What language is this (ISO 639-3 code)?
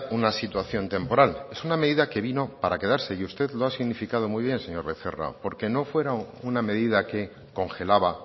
spa